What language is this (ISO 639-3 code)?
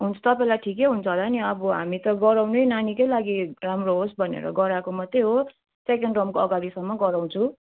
nep